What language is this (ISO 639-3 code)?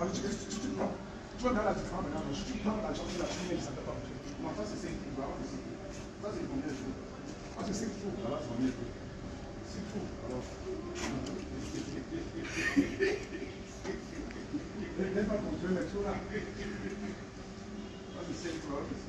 fra